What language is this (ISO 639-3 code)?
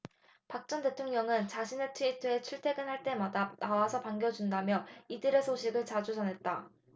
kor